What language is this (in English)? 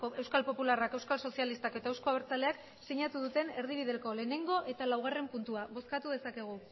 Basque